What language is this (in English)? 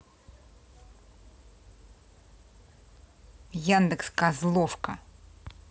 Russian